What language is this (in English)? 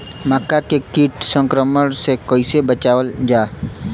Bhojpuri